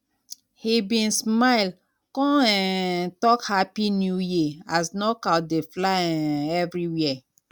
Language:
Nigerian Pidgin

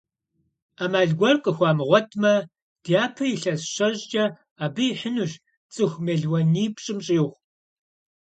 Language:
Kabardian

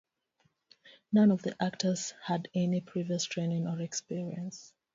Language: English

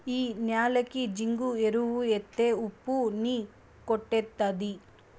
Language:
Telugu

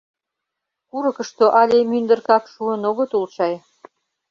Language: Mari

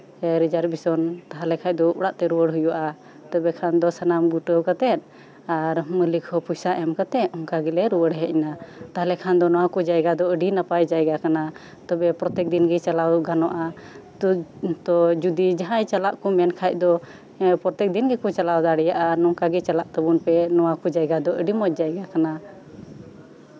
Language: Santali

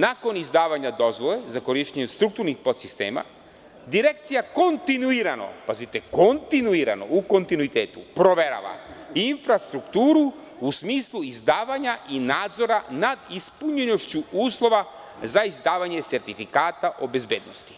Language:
Serbian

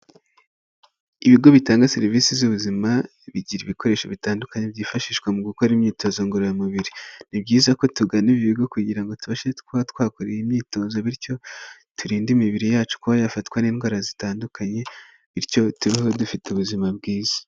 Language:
Kinyarwanda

